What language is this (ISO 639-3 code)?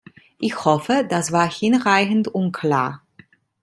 deu